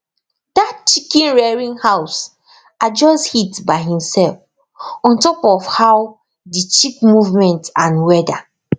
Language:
Nigerian Pidgin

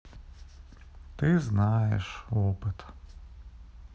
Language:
Russian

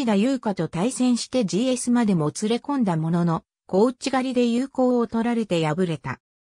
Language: Japanese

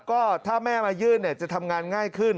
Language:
Thai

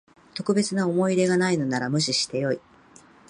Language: Japanese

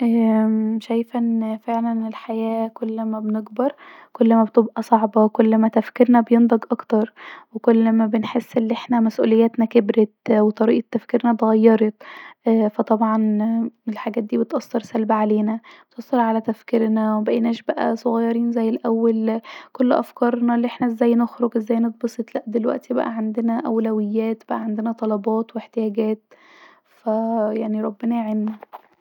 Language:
Egyptian Arabic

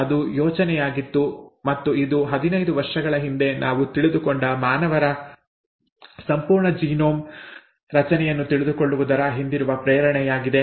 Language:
Kannada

